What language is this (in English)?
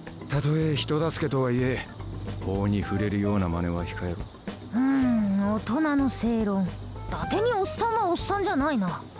Japanese